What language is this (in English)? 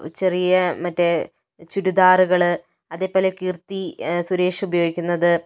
Malayalam